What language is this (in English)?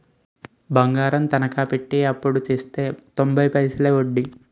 Telugu